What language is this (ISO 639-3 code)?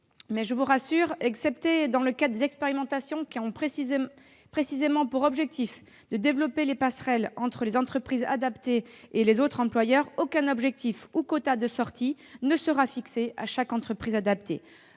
fra